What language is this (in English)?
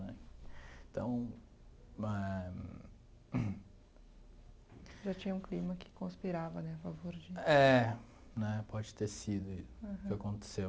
Portuguese